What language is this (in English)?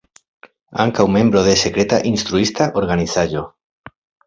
Esperanto